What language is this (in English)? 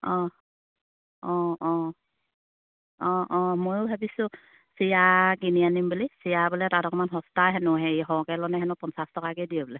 Assamese